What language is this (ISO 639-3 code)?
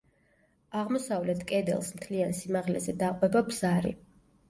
kat